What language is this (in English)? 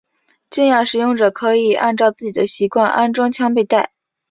Chinese